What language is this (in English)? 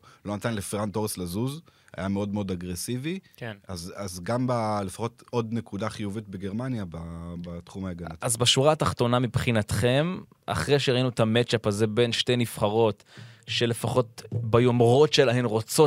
Hebrew